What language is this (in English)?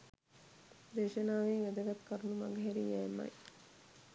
Sinhala